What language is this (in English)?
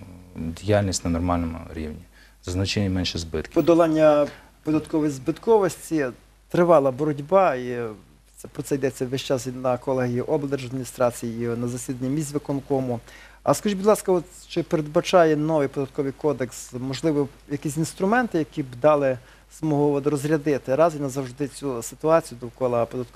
Ukrainian